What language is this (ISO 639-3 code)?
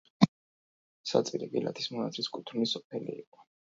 kat